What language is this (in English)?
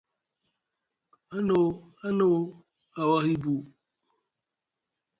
Musgu